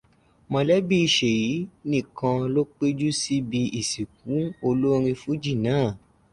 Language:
Yoruba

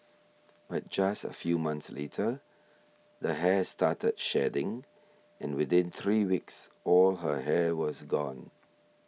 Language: English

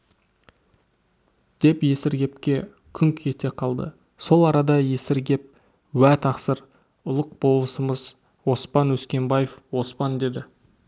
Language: Kazakh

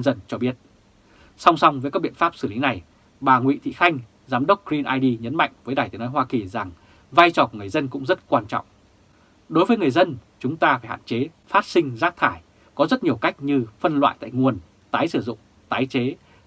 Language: Vietnamese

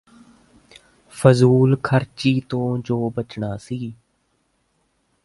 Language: Punjabi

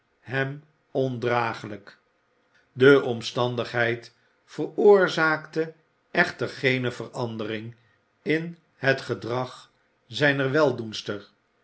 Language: Dutch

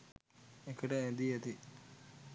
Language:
Sinhala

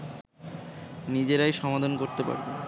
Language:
Bangla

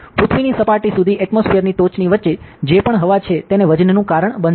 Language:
Gujarati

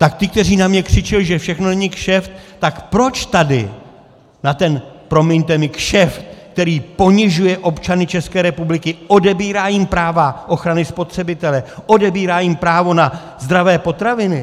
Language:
Czech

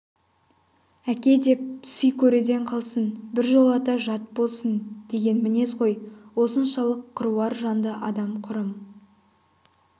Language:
Kazakh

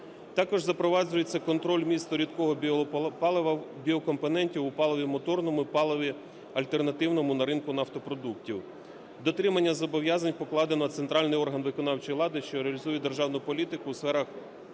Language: Ukrainian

